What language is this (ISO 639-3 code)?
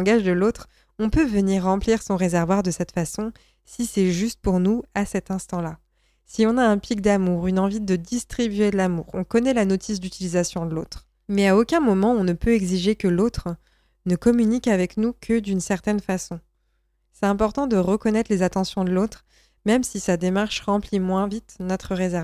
fra